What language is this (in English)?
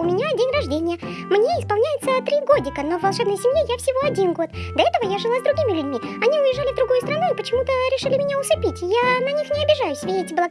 Russian